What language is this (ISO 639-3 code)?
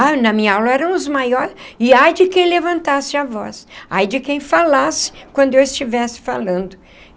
por